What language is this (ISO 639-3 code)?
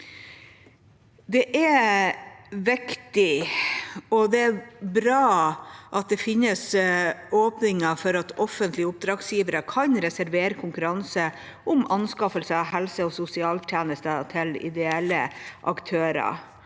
nor